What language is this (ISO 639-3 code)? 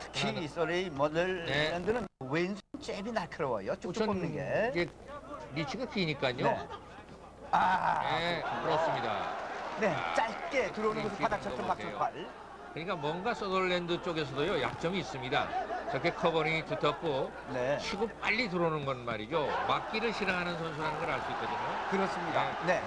kor